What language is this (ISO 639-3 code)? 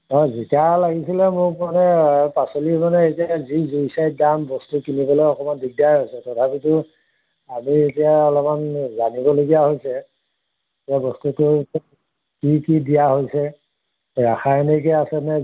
asm